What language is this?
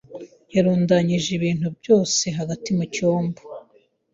Kinyarwanda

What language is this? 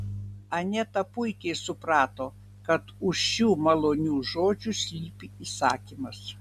Lithuanian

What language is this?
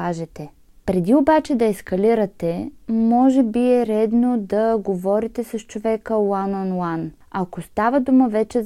Bulgarian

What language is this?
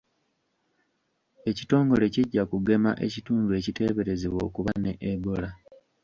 Ganda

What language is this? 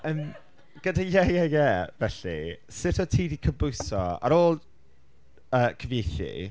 Welsh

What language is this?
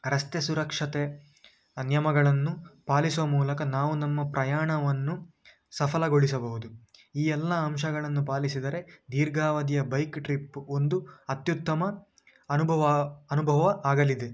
Kannada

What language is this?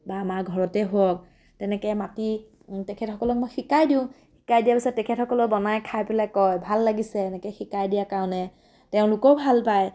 Assamese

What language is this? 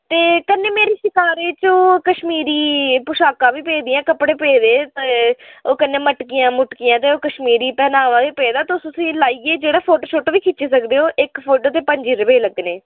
Dogri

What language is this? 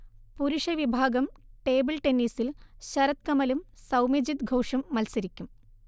Malayalam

